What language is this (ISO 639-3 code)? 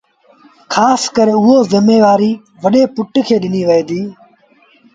sbn